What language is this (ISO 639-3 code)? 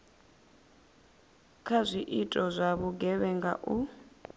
ven